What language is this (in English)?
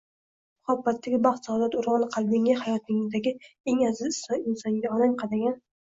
Uzbek